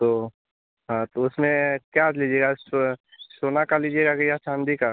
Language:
Hindi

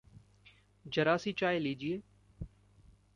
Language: Hindi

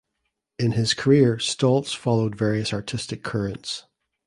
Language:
English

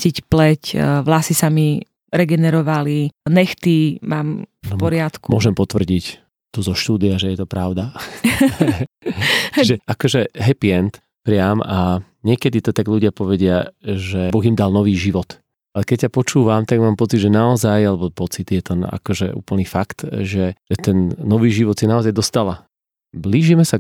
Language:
Slovak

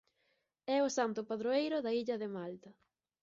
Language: Galician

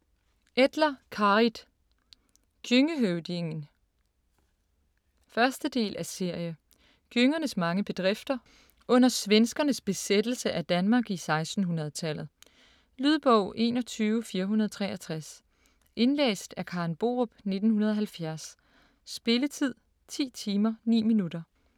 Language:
Danish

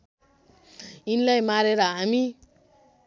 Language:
Nepali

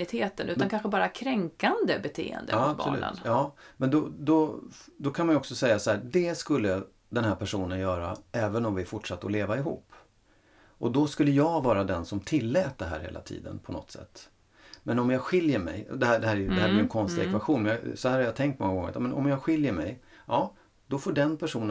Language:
Swedish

